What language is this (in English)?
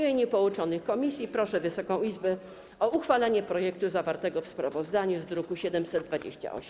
Polish